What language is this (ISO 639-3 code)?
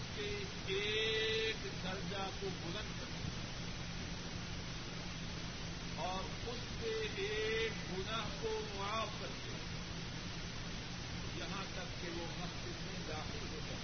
urd